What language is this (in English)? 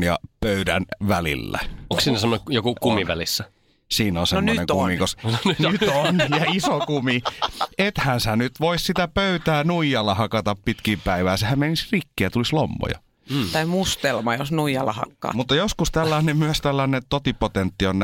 Finnish